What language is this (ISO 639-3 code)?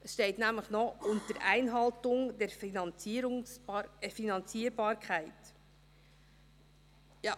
gsw